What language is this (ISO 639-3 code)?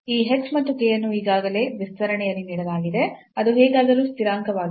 kan